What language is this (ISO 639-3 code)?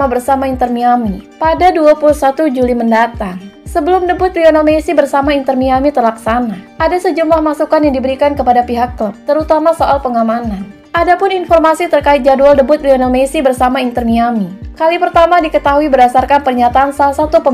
ind